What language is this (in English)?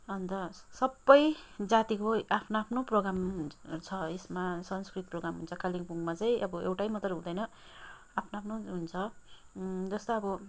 Nepali